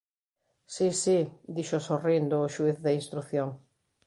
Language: Galician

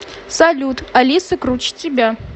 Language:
Russian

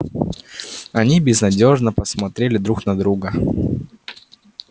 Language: Russian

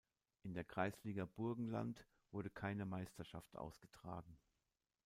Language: German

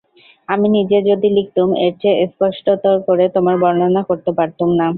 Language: Bangla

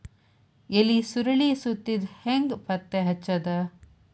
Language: Kannada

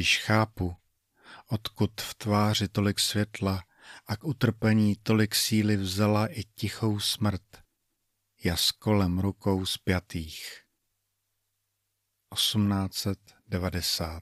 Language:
Czech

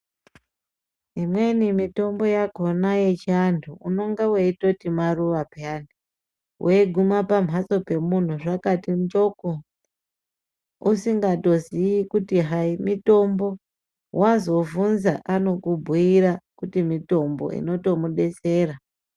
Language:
Ndau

